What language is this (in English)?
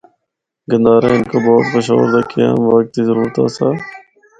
Northern Hindko